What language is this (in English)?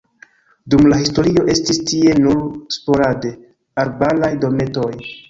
Esperanto